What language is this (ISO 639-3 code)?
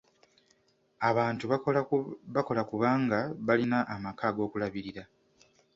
lug